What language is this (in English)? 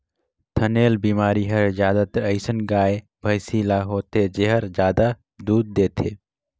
Chhattisgarhi